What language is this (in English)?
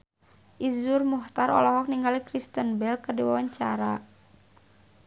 Sundanese